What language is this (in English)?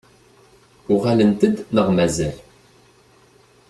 Kabyle